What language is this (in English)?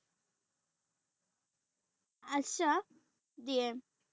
Assamese